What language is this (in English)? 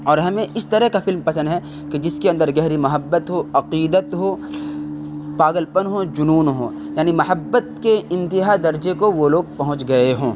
Urdu